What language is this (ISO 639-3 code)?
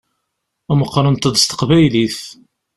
kab